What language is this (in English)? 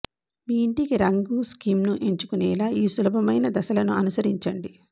Telugu